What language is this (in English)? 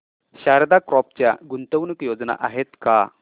Marathi